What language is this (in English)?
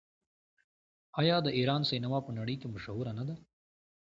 Pashto